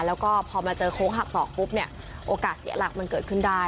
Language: Thai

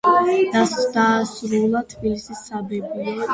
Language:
Georgian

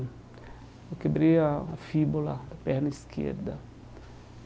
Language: Portuguese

